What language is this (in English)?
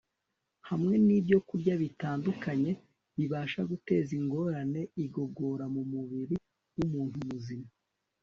Kinyarwanda